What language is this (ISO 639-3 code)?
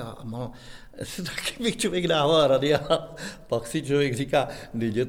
ces